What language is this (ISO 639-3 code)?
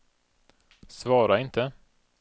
swe